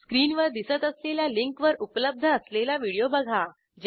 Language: Marathi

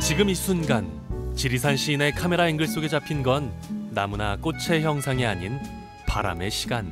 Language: Korean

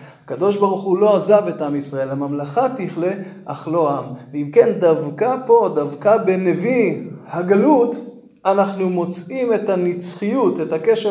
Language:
Hebrew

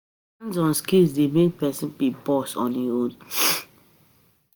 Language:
Nigerian Pidgin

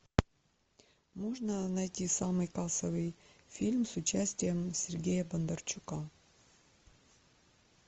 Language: Russian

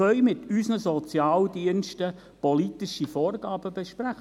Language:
Swiss German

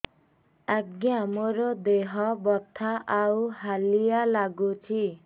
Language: Odia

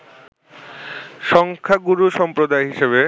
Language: Bangla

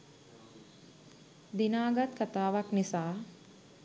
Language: Sinhala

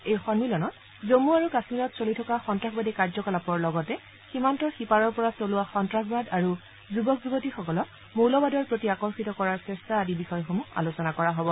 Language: Assamese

